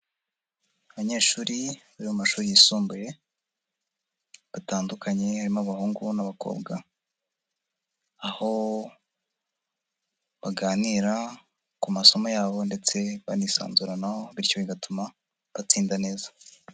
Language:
Kinyarwanda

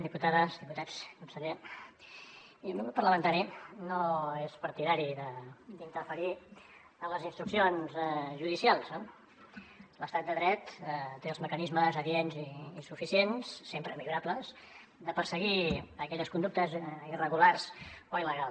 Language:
Catalan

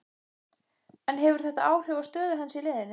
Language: Icelandic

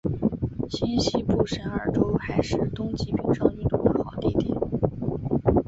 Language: Chinese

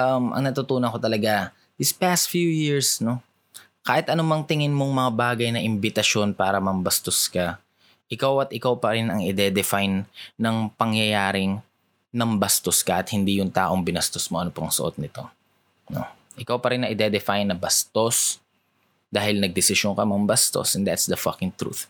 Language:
Filipino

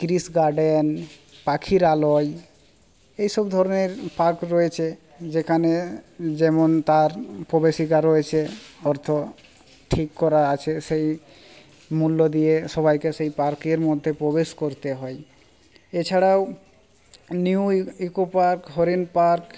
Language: Bangla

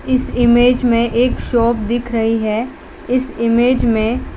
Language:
Hindi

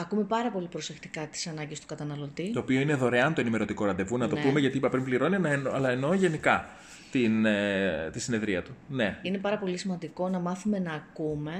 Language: Greek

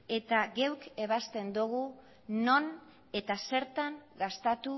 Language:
Basque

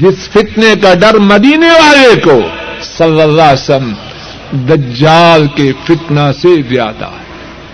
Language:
Urdu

